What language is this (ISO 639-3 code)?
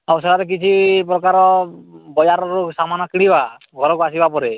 ori